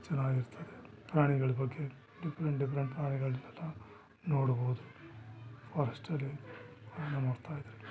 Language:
Kannada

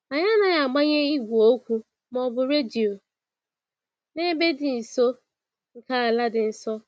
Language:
Igbo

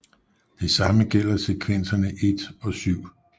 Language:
Danish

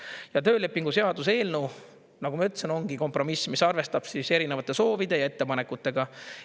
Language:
Estonian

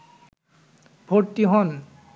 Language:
Bangla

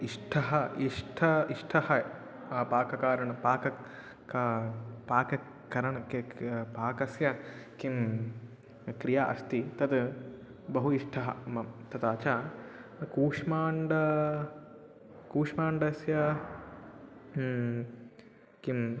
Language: Sanskrit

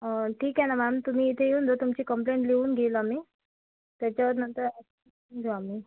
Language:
Marathi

